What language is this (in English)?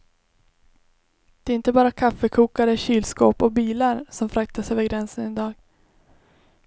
Swedish